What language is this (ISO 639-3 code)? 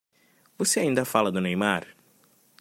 por